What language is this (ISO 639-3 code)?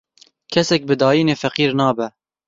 kur